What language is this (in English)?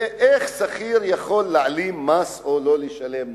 Hebrew